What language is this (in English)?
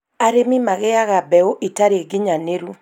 Kikuyu